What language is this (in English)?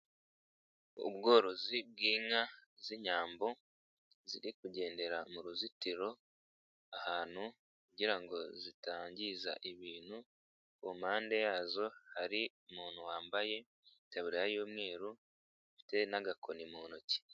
Kinyarwanda